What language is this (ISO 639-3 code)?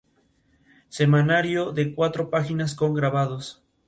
spa